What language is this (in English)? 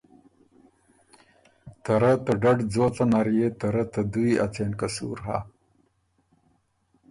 Ormuri